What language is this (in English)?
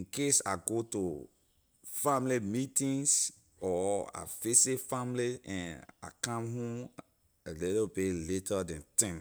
Liberian English